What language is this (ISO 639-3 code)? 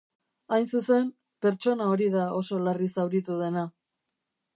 eus